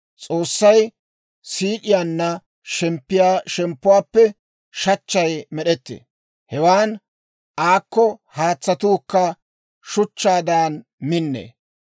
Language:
Dawro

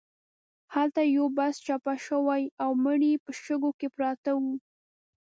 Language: Pashto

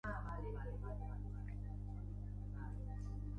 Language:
Basque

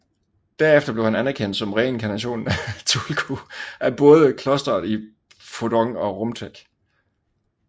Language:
Danish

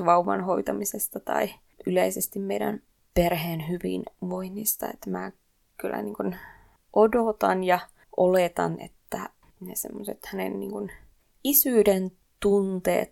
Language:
Finnish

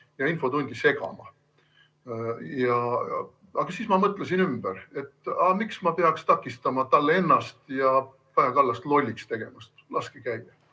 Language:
Estonian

